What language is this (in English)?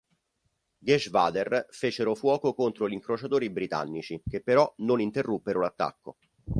Italian